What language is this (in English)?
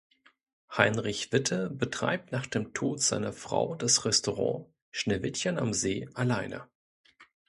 German